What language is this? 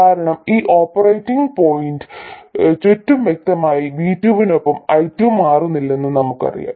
Malayalam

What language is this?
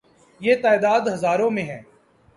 Urdu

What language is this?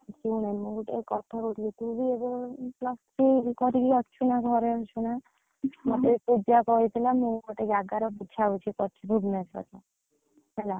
Odia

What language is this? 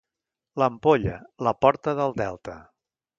Catalan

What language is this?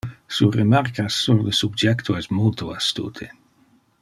Interlingua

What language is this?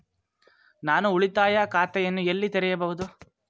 Kannada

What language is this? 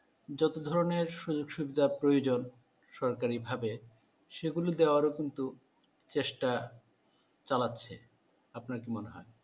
Bangla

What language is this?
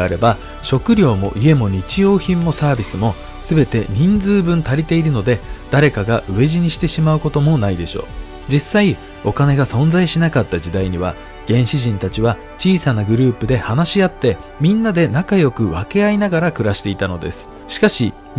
Japanese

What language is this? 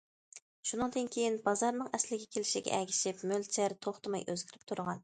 Uyghur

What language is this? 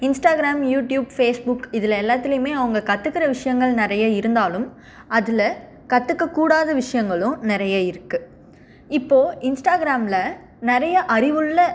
Tamil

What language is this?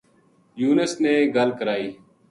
Gujari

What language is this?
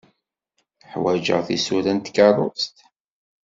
Kabyle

